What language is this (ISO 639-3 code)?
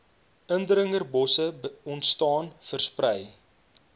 afr